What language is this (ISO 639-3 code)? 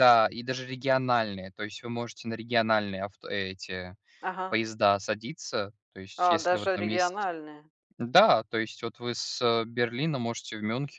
rus